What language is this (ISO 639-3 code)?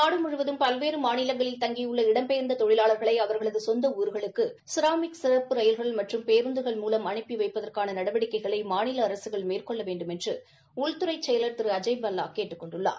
tam